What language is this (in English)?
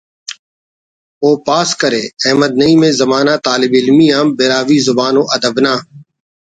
Brahui